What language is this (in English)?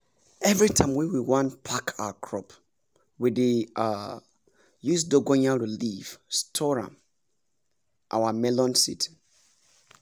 Nigerian Pidgin